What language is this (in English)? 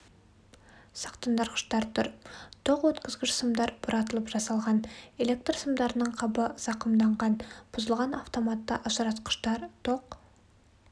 Kazakh